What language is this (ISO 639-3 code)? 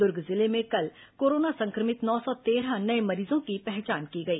hin